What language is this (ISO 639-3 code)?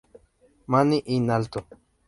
spa